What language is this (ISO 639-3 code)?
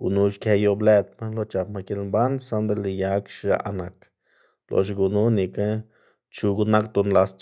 ztg